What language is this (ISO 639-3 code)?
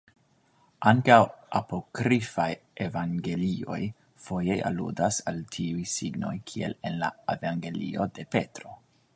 epo